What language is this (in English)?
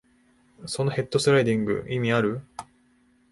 Japanese